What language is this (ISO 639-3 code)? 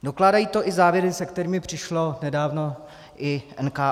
ces